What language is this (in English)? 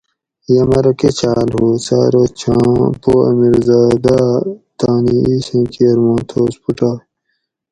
Gawri